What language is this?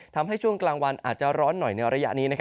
Thai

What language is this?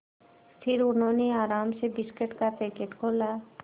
Hindi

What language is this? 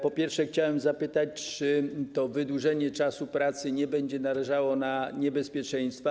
Polish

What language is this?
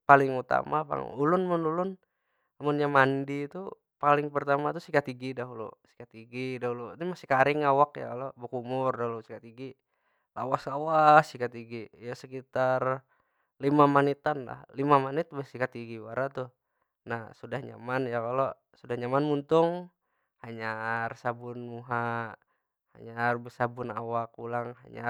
Banjar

